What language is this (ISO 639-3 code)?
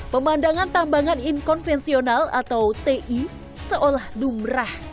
ind